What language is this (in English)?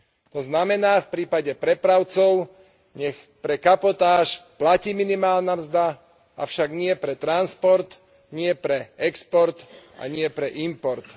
Slovak